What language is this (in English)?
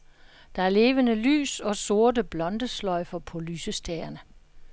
Danish